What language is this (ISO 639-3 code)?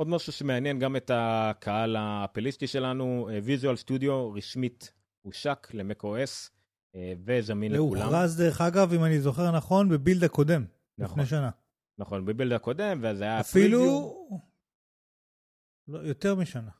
heb